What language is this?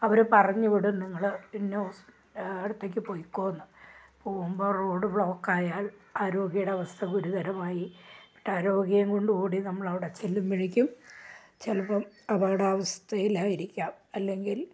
Malayalam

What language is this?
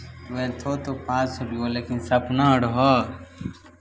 Maithili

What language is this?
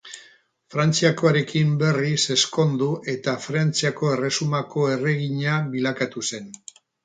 Basque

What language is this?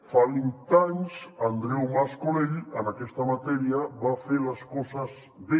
Catalan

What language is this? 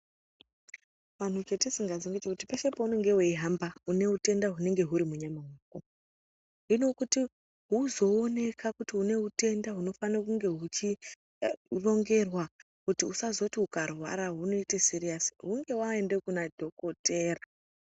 Ndau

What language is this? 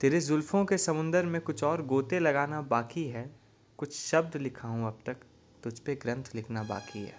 Hindi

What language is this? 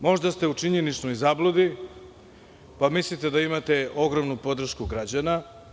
Serbian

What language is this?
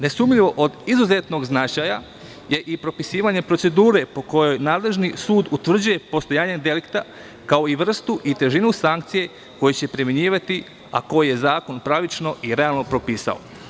Serbian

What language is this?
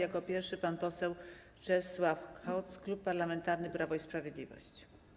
Polish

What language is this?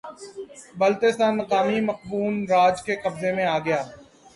Urdu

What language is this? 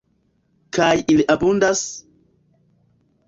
Esperanto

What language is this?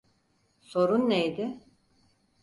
Turkish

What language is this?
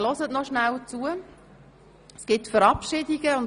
Swiss German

